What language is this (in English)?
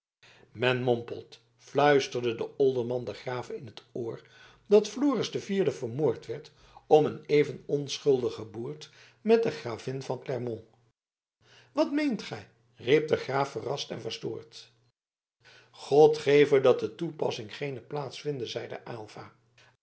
Dutch